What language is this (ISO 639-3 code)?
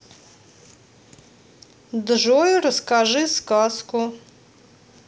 rus